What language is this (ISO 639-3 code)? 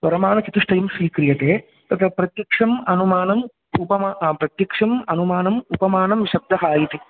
san